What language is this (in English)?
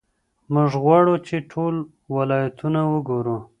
Pashto